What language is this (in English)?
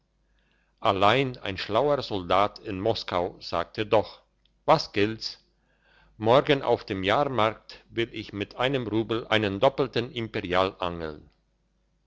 German